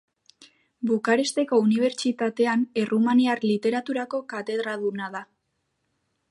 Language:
Basque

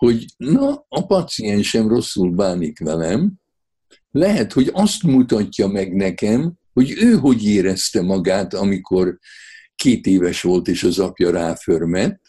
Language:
Hungarian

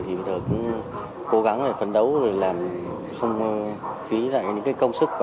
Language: Vietnamese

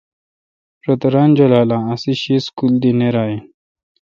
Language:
Kalkoti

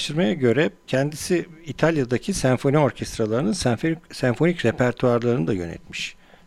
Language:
Turkish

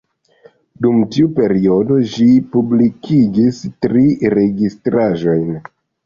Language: Esperanto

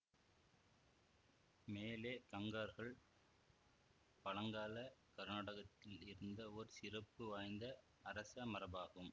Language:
Tamil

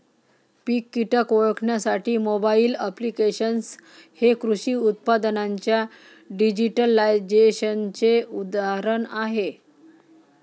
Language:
Marathi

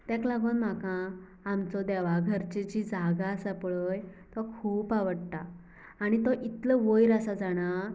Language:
Konkani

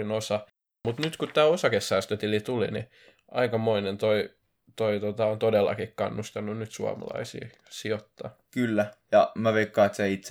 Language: Finnish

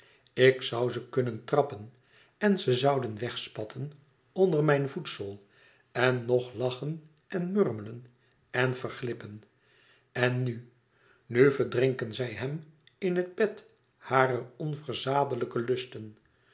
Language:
Dutch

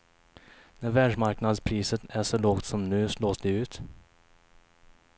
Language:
Swedish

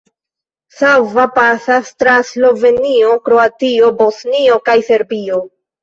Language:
Esperanto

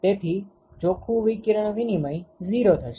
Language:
Gujarati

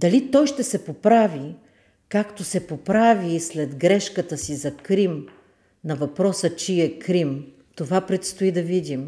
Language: Bulgarian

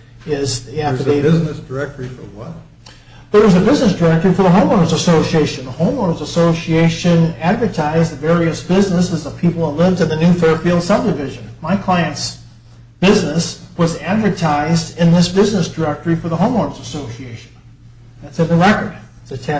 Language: English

